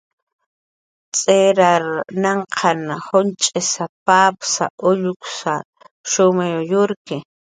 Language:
Jaqaru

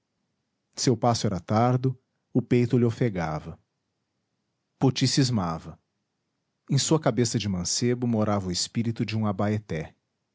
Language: Portuguese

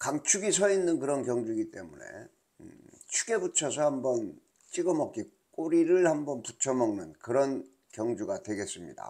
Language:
Korean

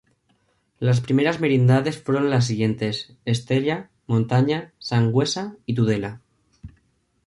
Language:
Spanish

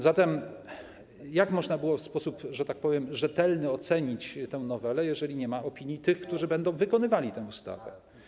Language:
Polish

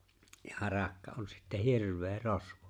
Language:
Finnish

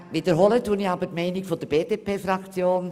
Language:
Swiss German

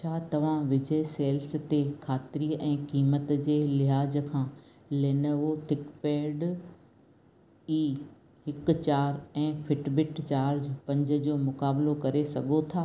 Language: Sindhi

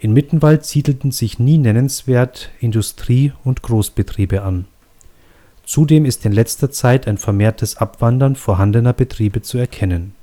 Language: German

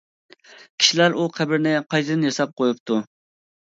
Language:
Uyghur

